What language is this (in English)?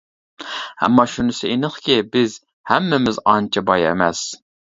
Uyghur